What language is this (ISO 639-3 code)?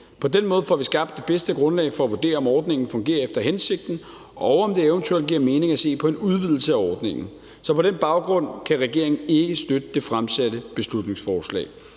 dan